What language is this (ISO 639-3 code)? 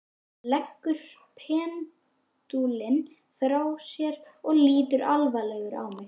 isl